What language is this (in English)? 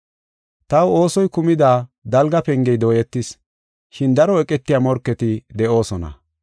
Gofa